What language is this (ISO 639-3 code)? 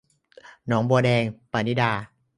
tha